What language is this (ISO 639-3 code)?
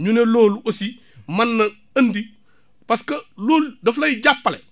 wol